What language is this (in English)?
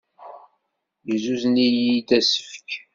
Kabyle